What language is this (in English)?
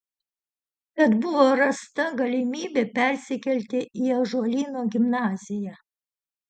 Lithuanian